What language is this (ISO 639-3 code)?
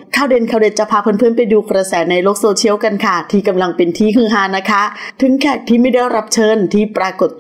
tha